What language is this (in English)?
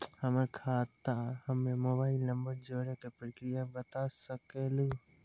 Maithili